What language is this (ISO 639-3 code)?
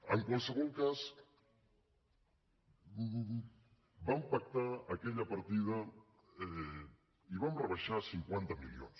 cat